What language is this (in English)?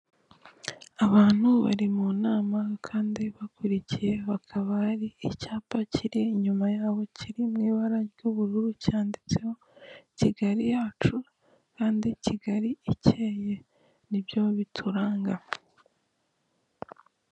Kinyarwanda